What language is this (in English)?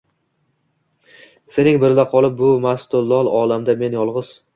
Uzbek